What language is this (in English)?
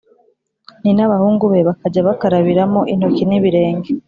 Kinyarwanda